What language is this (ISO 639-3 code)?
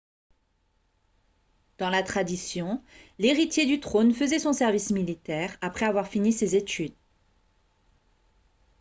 fra